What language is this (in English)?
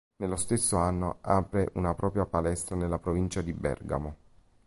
Italian